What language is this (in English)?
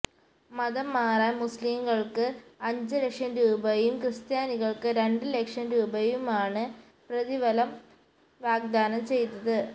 Malayalam